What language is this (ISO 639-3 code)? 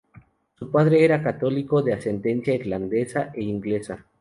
spa